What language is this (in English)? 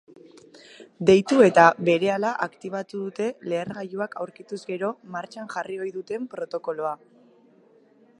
Basque